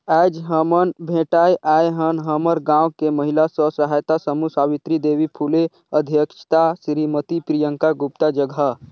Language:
Chhattisgarhi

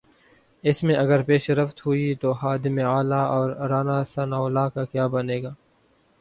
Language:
Urdu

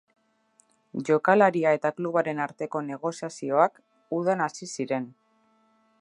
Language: Basque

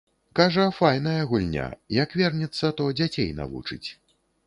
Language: Belarusian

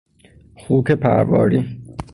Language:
Persian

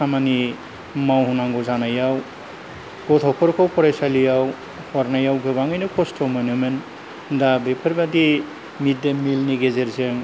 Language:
Bodo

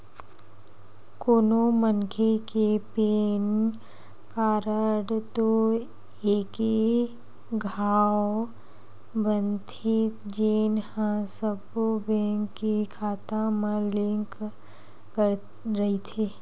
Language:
Chhattisgarhi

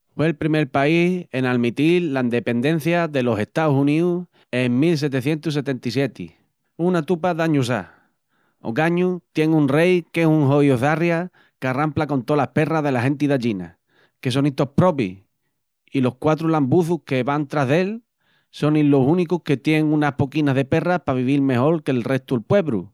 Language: Extremaduran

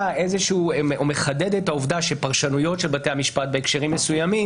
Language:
Hebrew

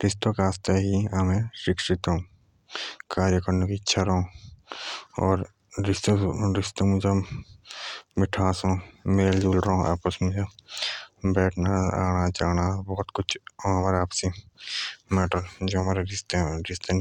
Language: Jaunsari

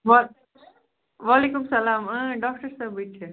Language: Kashmiri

